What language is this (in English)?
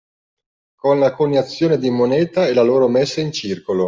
Italian